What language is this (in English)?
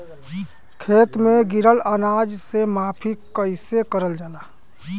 Bhojpuri